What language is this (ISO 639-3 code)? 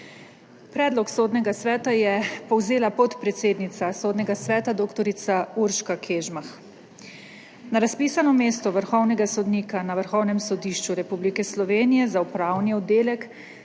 slv